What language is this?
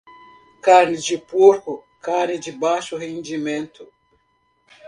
Portuguese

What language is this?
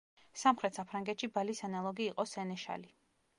Georgian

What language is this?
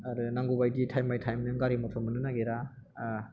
Bodo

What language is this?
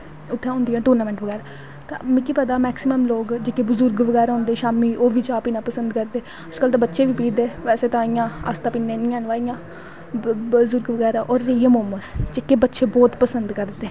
Dogri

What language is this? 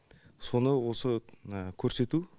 Kazakh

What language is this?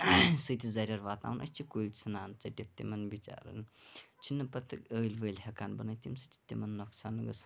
Kashmiri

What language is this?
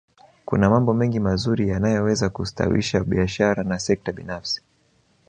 Swahili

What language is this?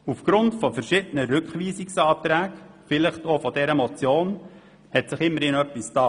Swiss German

